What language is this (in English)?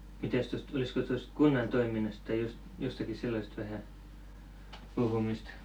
Finnish